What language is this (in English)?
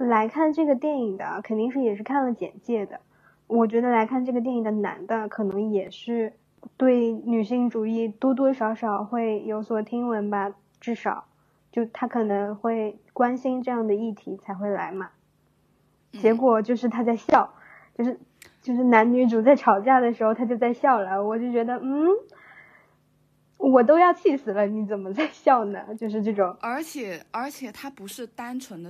Chinese